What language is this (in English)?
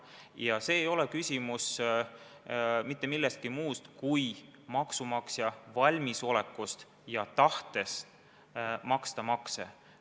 Estonian